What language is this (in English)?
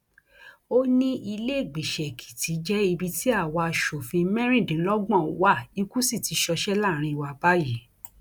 Yoruba